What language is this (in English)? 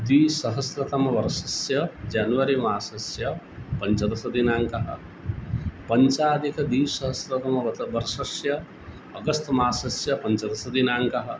Sanskrit